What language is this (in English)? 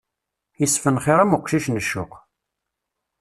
Kabyle